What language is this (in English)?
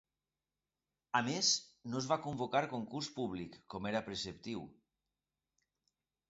Catalan